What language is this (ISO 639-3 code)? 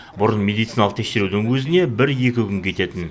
kaz